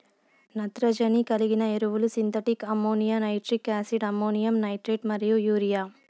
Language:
Telugu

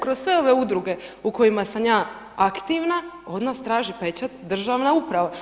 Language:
Croatian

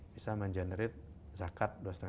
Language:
Indonesian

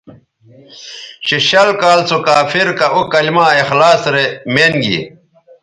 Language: Bateri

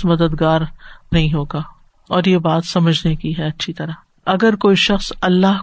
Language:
Urdu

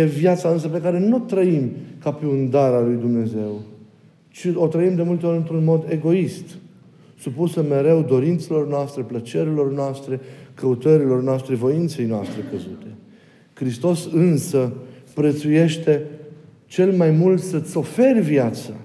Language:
Romanian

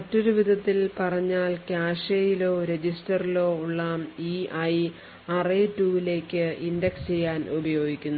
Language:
Malayalam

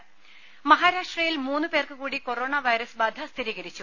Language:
Malayalam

